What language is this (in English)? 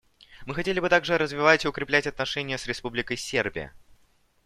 Russian